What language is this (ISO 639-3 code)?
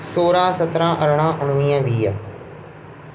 snd